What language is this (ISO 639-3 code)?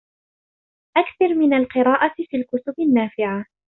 ara